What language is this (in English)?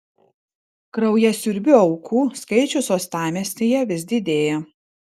Lithuanian